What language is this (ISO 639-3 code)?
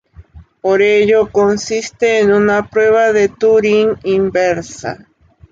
spa